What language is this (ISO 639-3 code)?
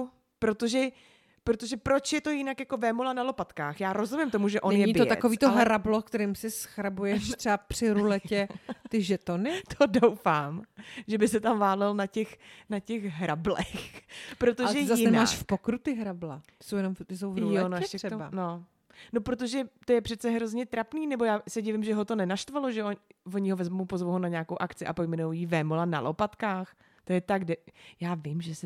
ces